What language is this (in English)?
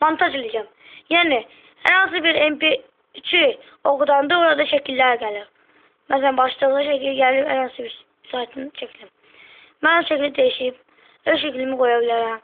Turkish